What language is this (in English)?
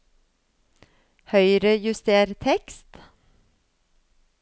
Norwegian